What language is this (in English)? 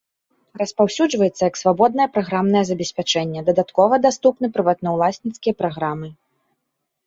Belarusian